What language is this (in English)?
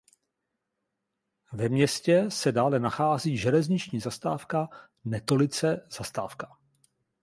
Czech